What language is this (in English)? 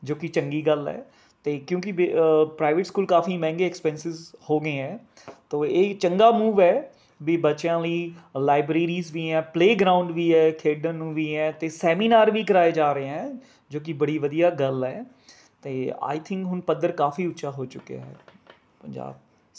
Punjabi